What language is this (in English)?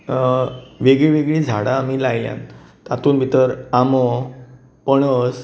Konkani